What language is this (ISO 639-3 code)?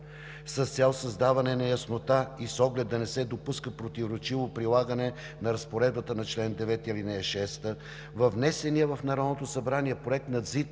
bul